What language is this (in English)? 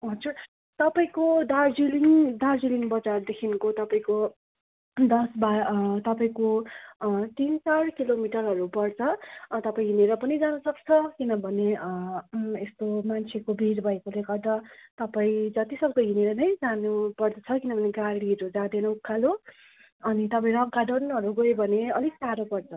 Nepali